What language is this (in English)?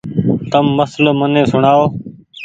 Goaria